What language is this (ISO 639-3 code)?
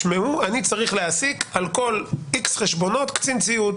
heb